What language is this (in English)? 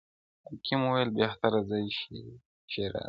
Pashto